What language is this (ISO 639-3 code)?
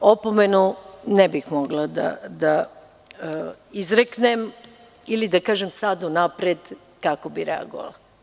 srp